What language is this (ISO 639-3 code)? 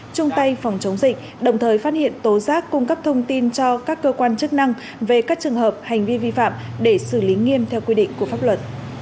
vie